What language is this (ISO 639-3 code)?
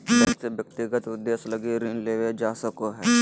mag